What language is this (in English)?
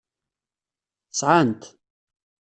Kabyle